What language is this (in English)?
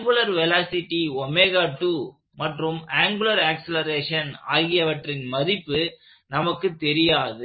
Tamil